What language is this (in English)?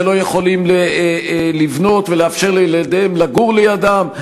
Hebrew